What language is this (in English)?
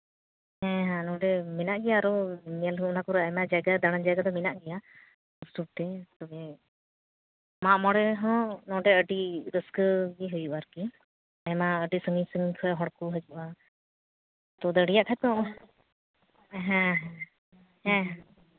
Santali